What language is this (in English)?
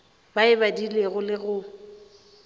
Northern Sotho